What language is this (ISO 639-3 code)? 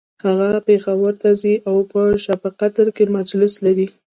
pus